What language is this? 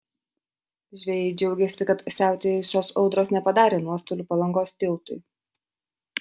Lithuanian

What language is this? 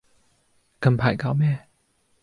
Cantonese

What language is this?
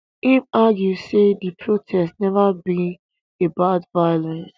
Nigerian Pidgin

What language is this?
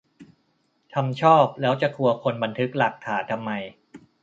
Thai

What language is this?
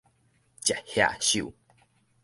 Min Nan Chinese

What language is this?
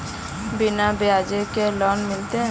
Magahi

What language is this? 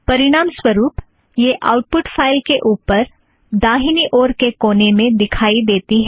Hindi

